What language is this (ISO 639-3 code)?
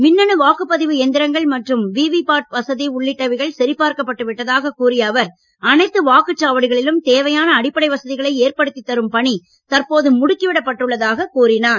tam